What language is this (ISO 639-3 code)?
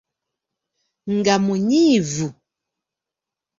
lug